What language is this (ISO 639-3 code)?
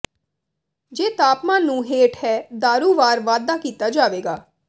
pan